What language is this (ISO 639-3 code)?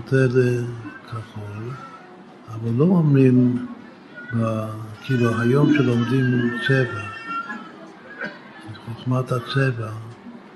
heb